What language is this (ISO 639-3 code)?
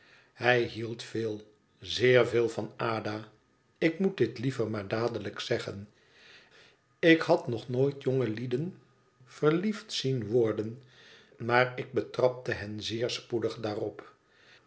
nld